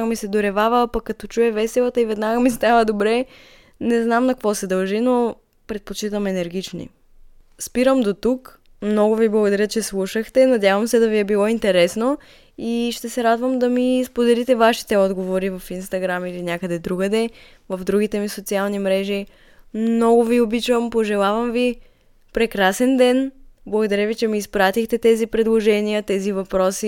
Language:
Bulgarian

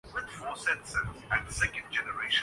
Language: Urdu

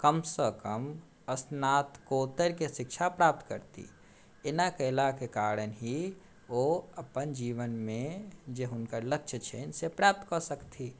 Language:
Maithili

